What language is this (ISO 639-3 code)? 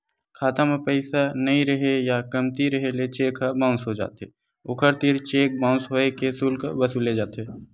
hne